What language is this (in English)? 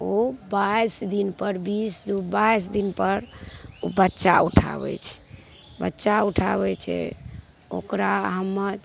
Maithili